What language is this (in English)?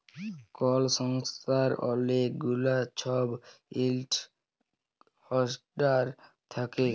Bangla